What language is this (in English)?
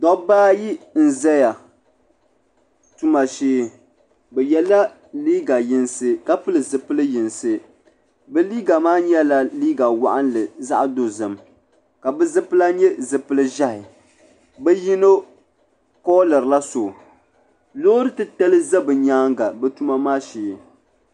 Dagbani